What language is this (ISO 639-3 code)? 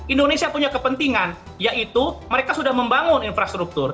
ind